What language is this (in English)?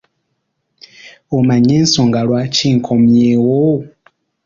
Ganda